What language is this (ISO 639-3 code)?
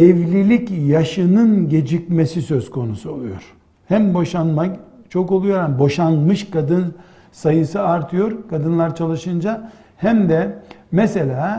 tur